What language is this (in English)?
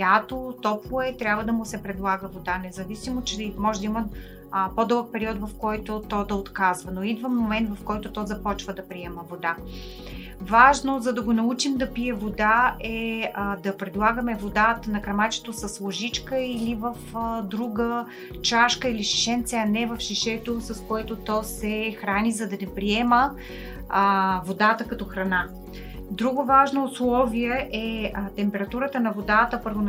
Bulgarian